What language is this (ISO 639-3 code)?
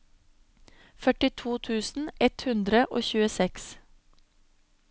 nor